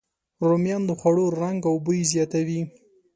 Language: Pashto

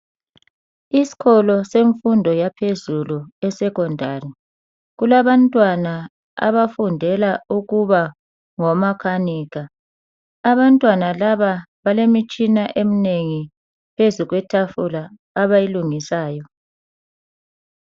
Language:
North Ndebele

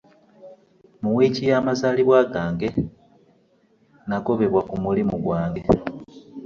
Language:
Ganda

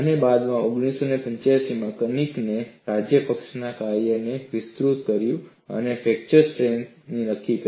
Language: Gujarati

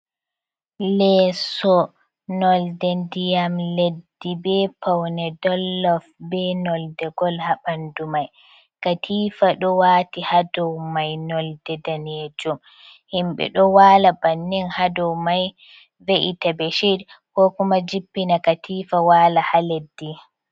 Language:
Fula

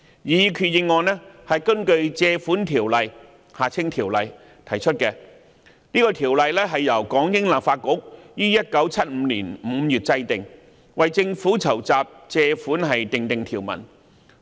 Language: Cantonese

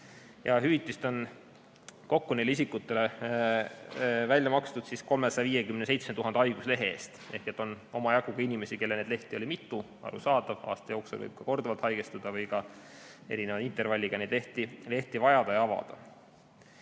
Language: Estonian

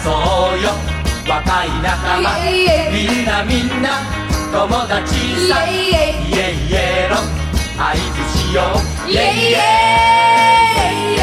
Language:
Hebrew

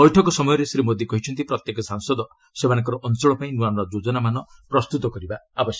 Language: Odia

